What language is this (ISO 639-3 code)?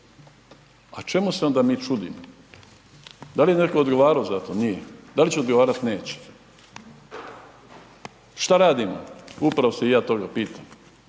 hrv